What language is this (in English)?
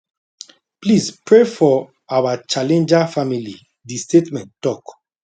Nigerian Pidgin